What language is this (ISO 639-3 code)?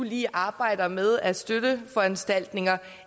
dan